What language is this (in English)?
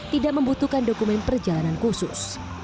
Indonesian